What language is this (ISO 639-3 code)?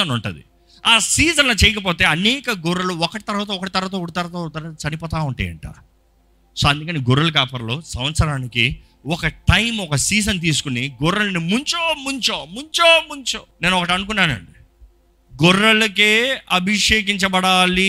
tel